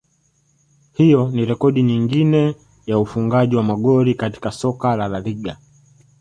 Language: Swahili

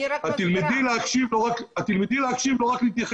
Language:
Hebrew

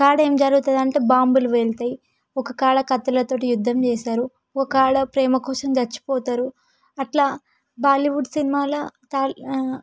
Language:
Telugu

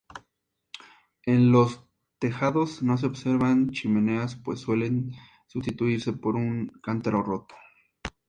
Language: Spanish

